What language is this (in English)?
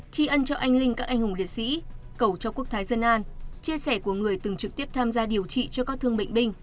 Vietnamese